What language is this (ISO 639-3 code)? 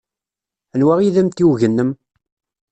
kab